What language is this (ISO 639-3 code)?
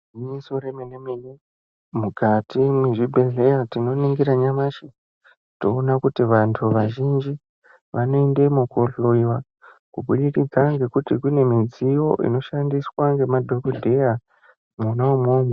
ndc